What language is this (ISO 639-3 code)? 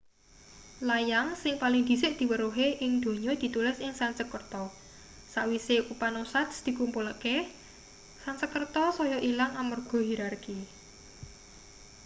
jav